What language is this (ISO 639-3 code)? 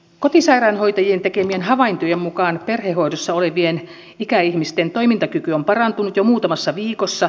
fin